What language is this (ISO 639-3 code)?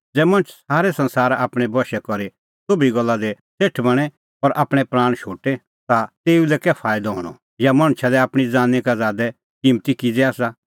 kfx